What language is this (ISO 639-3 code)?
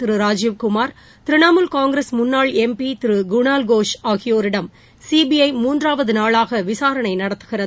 tam